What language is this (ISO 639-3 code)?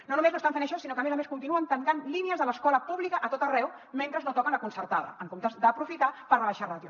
cat